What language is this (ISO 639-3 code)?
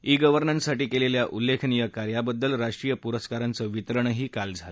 mar